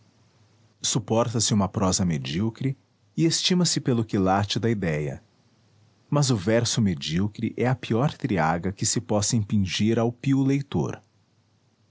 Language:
Portuguese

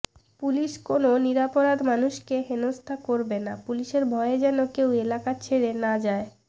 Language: Bangla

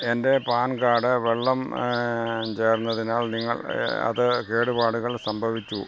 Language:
Malayalam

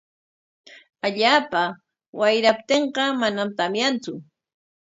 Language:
Corongo Ancash Quechua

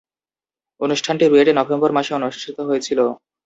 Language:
Bangla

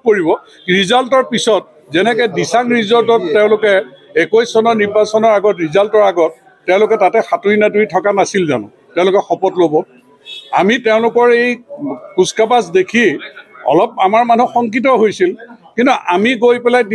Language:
Bangla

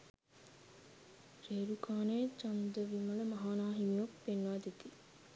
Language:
Sinhala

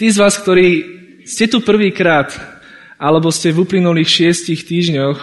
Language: Slovak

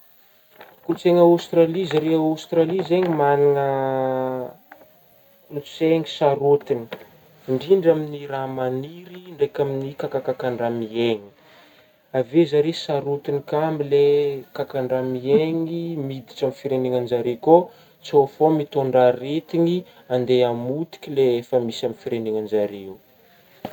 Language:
Northern Betsimisaraka Malagasy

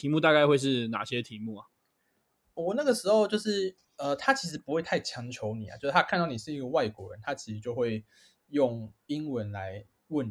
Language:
Chinese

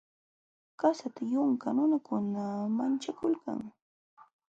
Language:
Jauja Wanca Quechua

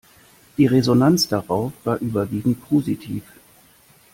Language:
German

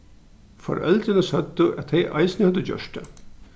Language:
Faroese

